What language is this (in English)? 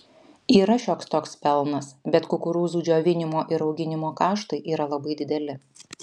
Lithuanian